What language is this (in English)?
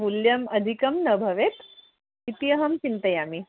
Sanskrit